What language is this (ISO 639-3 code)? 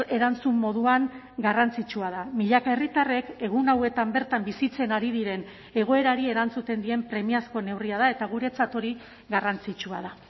eus